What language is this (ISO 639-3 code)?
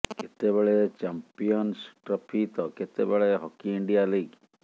ori